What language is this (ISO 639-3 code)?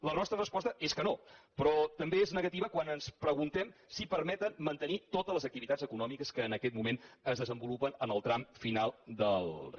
cat